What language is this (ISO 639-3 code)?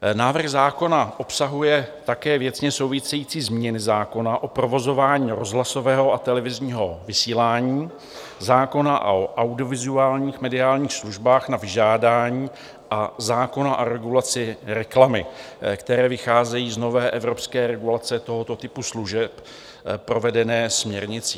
ces